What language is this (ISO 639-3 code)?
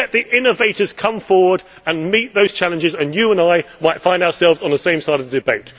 eng